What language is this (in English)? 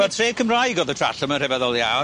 Welsh